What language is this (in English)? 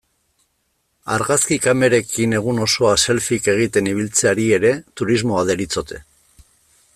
Basque